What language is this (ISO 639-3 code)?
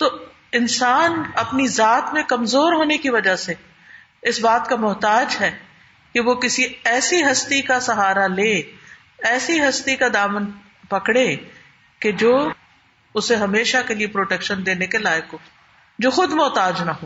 urd